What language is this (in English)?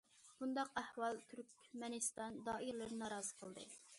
Uyghur